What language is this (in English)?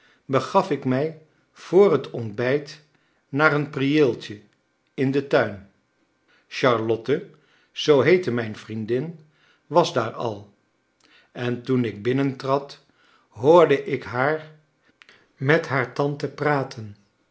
Dutch